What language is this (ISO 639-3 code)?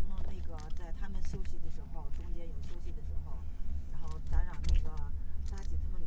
zho